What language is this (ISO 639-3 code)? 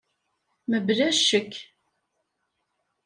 kab